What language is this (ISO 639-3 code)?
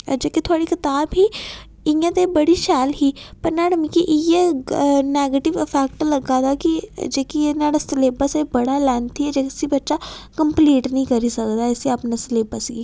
doi